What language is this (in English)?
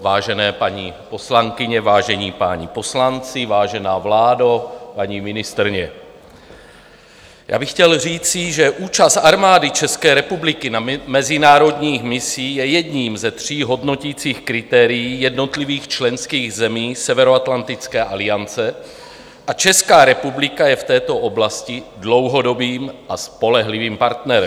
Czech